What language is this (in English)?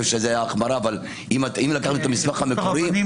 Hebrew